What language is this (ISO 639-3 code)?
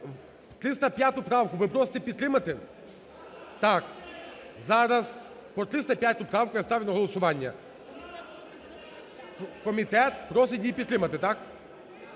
ukr